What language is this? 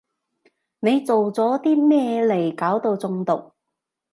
Cantonese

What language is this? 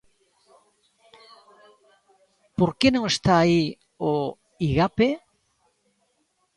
Galician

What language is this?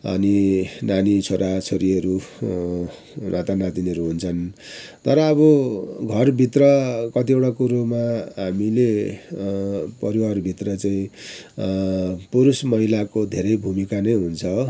Nepali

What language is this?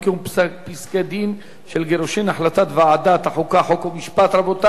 Hebrew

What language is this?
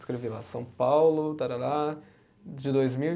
Portuguese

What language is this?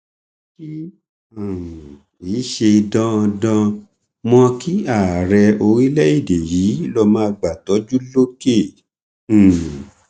Yoruba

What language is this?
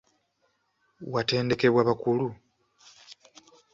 Ganda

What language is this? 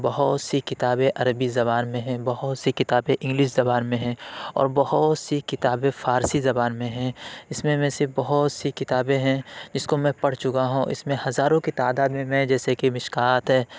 Urdu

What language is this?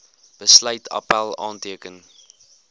Afrikaans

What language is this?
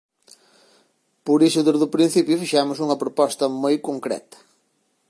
Galician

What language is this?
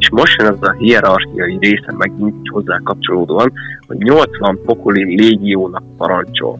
Hungarian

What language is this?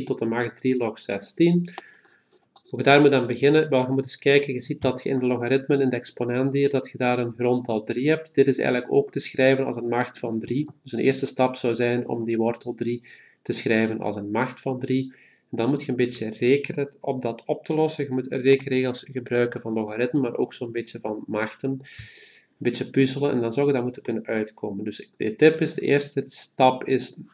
Dutch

